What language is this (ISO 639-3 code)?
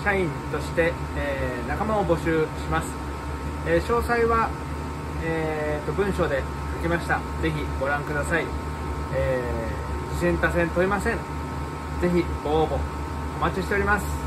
jpn